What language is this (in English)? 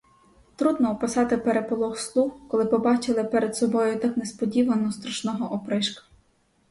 Ukrainian